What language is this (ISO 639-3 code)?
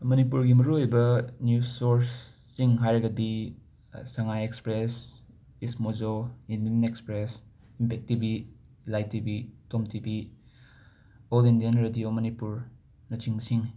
mni